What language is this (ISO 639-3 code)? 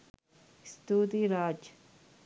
sin